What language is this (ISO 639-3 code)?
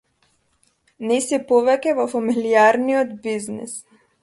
mkd